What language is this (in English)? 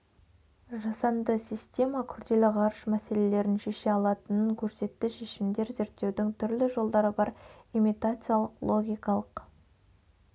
Kazakh